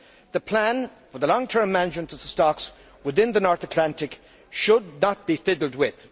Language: English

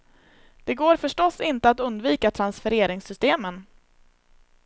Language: Swedish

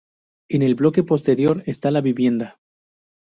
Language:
Spanish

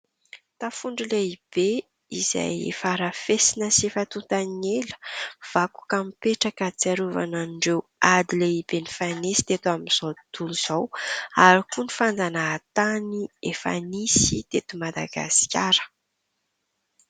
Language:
Malagasy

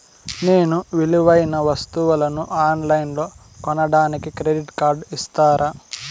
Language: Telugu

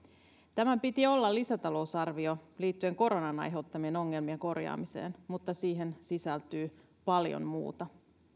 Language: Finnish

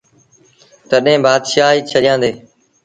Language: Sindhi Bhil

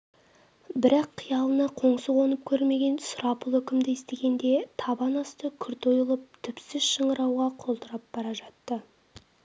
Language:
Kazakh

